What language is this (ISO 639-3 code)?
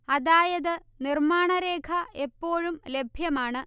mal